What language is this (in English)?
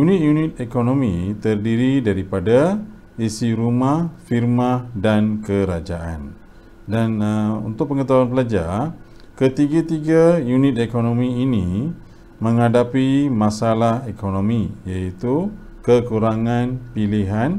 Malay